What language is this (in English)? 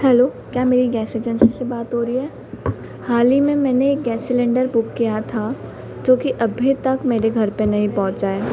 Hindi